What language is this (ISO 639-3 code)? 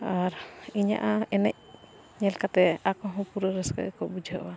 sat